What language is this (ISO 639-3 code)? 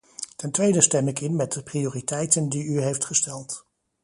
nld